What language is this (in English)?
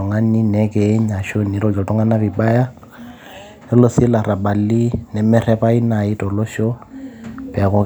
Masai